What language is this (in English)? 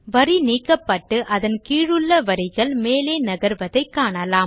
Tamil